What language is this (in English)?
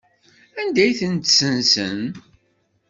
Kabyle